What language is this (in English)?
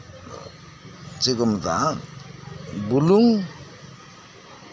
Santali